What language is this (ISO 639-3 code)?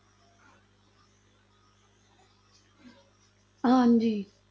pan